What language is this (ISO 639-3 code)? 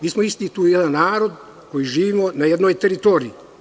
srp